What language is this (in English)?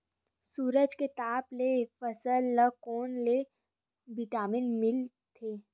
Chhattisgarhi